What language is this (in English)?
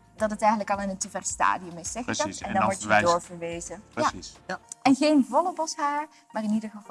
Dutch